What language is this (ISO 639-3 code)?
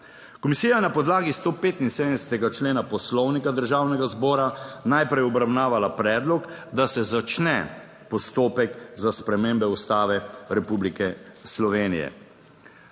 slv